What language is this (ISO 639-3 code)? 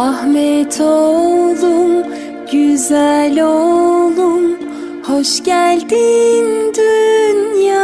tur